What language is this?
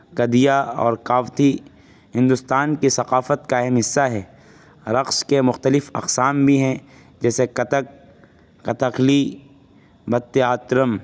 Urdu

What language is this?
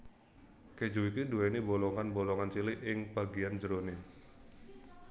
Javanese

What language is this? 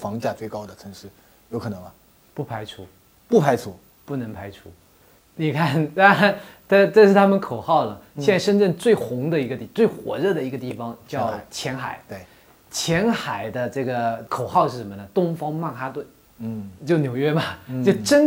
Chinese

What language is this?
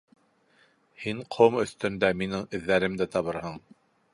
Bashkir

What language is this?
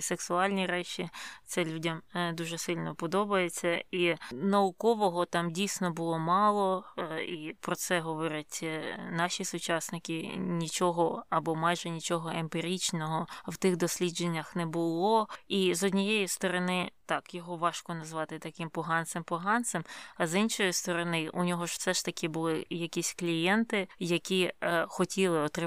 Ukrainian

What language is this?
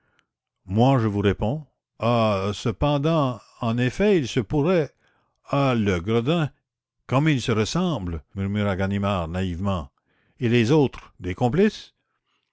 French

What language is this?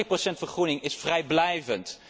Dutch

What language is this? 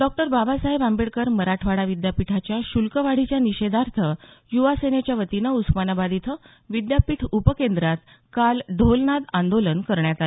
Marathi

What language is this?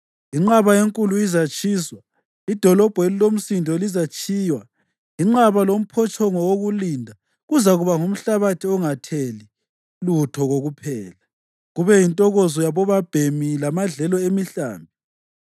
North Ndebele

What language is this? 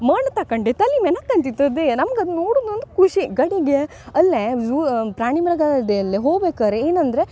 Kannada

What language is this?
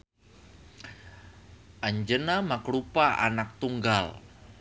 Sundanese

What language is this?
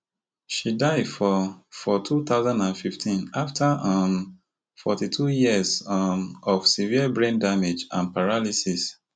Nigerian Pidgin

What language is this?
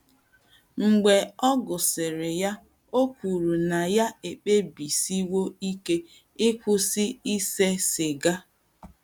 Igbo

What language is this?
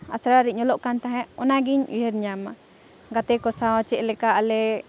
Santali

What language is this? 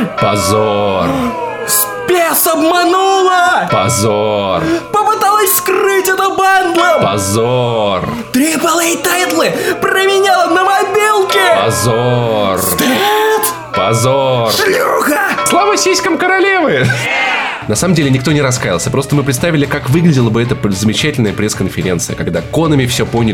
Russian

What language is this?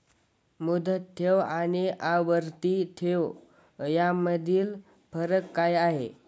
Marathi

